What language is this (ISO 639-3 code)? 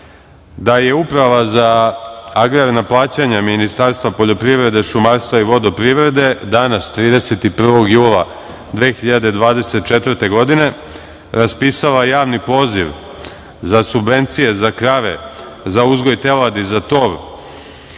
srp